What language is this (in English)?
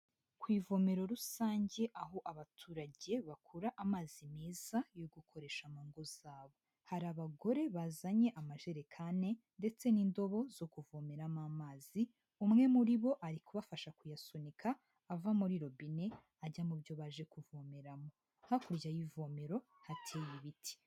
Kinyarwanda